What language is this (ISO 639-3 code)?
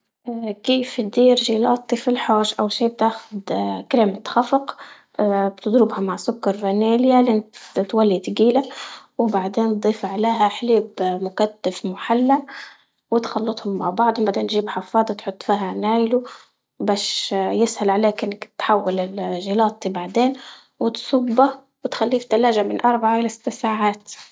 ayl